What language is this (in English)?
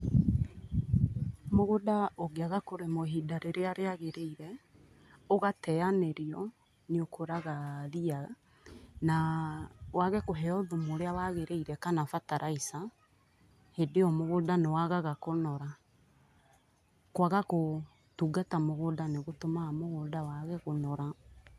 Kikuyu